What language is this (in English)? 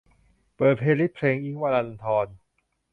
Thai